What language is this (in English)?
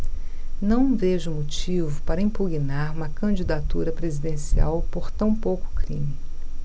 Portuguese